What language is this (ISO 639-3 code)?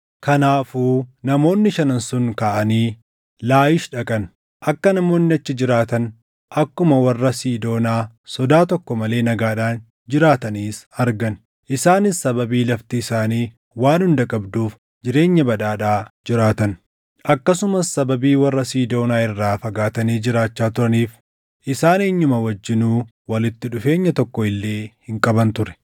orm